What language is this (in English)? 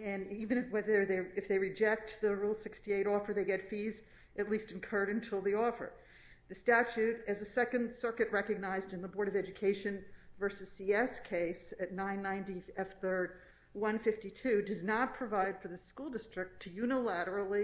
English